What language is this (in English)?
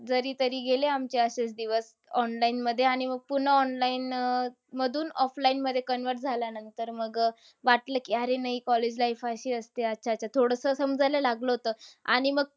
Marathi